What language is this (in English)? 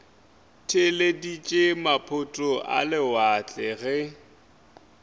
Northern Sotho